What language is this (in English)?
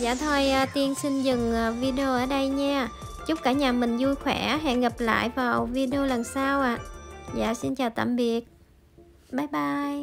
Vietnamese